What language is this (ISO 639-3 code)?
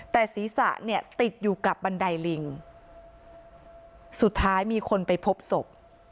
tha